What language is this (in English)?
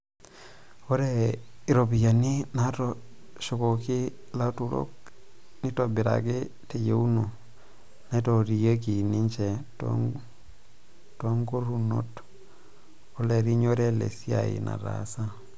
Masai